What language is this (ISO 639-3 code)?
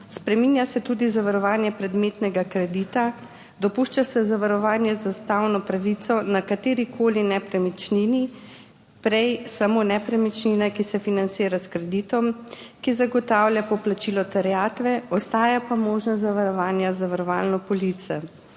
slv